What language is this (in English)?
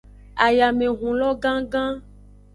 Aja (Benin)